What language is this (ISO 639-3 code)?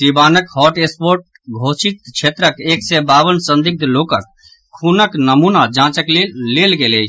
mai